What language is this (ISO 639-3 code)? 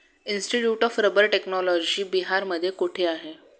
mar